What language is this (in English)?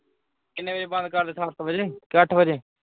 Punjabi